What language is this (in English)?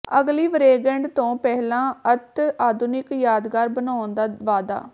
Punjabi